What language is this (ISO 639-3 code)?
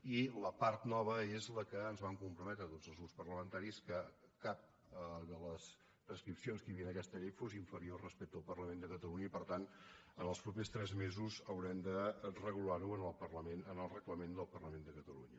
cat